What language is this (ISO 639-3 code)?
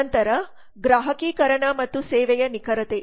kan